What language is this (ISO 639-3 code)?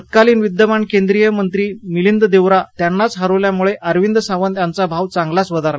mar